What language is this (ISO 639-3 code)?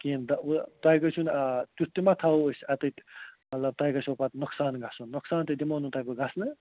kas